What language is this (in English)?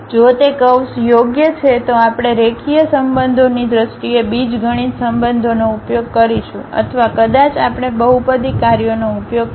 Gujarati